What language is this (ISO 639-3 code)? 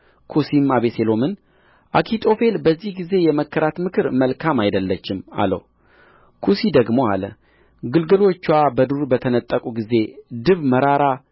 amh